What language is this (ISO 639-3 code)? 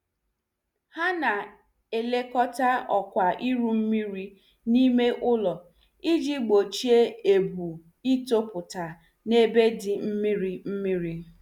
ibo